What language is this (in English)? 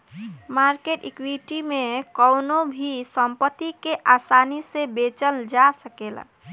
Bhojpuri